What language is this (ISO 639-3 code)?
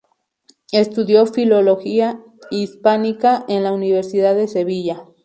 spa